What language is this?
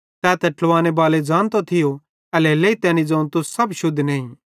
Bhadrawahi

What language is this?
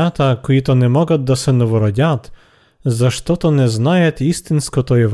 Bulgarian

